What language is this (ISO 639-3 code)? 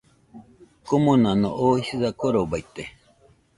hux